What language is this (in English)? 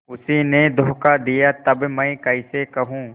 Hindi